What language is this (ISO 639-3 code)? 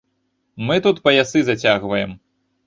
bel